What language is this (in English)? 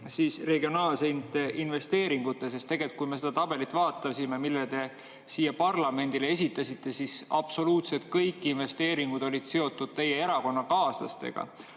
Estonian